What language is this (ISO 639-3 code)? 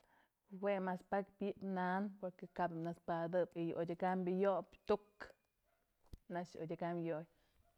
mzl